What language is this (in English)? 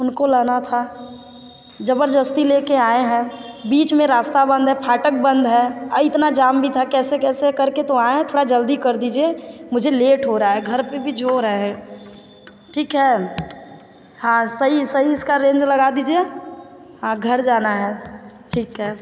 Hindi